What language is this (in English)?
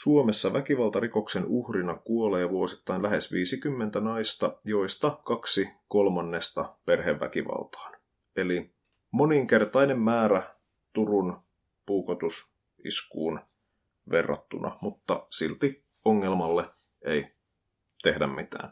Finnish